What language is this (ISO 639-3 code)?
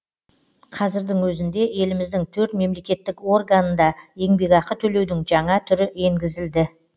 kaz